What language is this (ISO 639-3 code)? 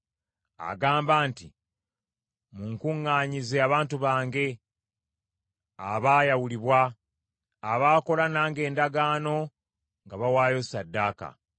lug